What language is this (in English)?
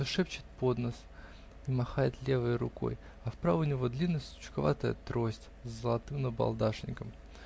Russian